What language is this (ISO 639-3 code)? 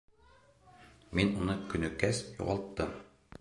bak